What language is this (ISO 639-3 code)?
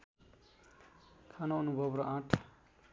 nep